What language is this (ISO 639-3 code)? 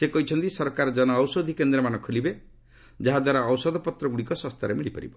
ori